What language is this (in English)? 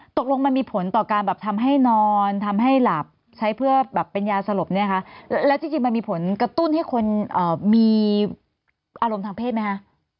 Thai